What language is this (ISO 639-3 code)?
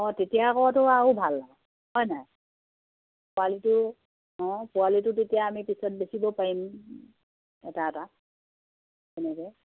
asm